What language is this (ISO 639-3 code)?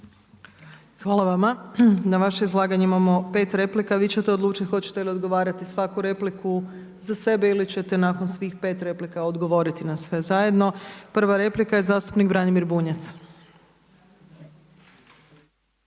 hrv